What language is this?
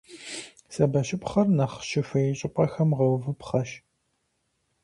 Kabardian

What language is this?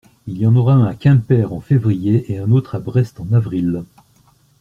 French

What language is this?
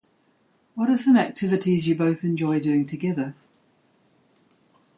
English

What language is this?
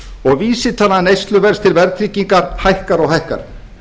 Icelandic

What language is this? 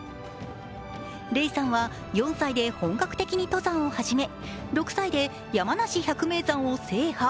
Japanese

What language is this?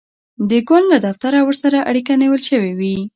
Pashto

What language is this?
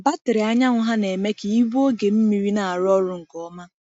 Igbo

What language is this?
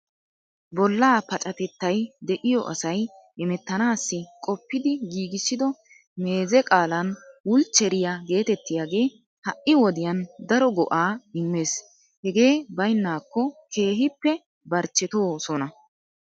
Wolaytta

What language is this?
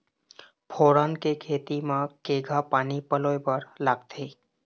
Chhattisgarhi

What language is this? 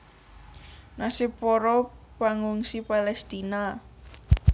Javanese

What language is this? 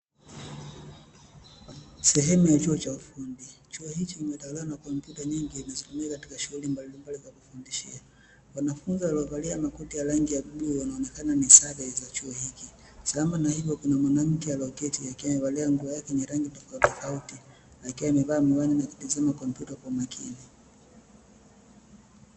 Swahili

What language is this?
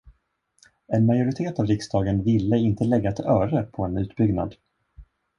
Swedish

